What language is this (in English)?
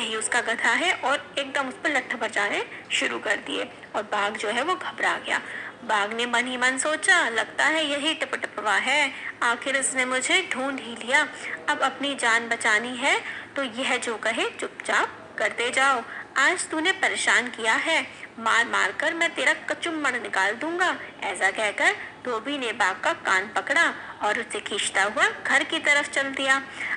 Hindi